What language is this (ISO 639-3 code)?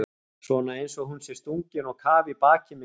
isl